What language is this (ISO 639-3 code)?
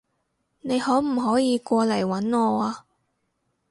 yue